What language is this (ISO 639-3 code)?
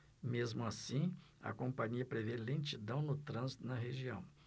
por